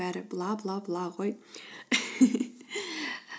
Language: Kazakh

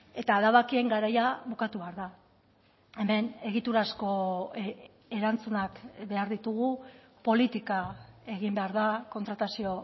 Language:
Basque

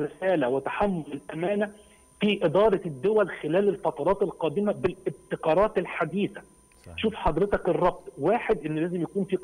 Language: Arabic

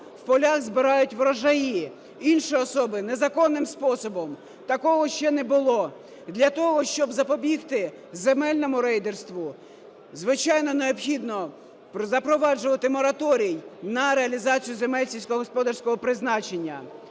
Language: Ukrainian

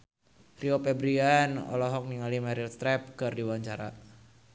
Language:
Sundanese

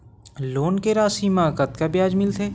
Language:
Chhattisgarhi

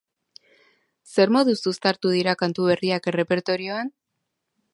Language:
Basque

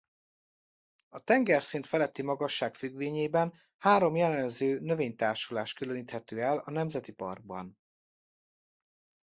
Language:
Hungarian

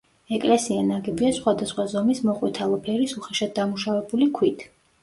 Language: Georgian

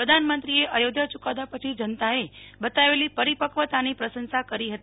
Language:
Gujarati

